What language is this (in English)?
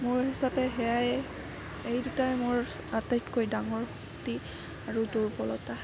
Assamese